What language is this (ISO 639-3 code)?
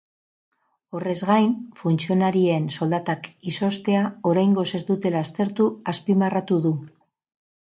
eus